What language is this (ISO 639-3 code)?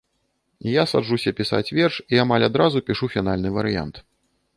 bel